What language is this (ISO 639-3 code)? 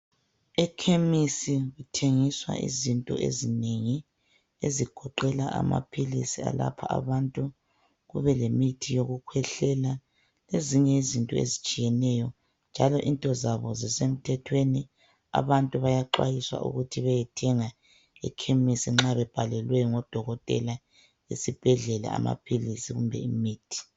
nde